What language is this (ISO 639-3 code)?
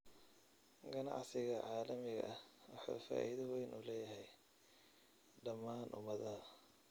som